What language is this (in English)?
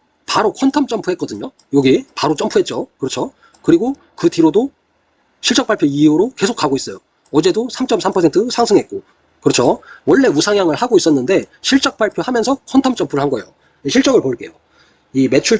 Korean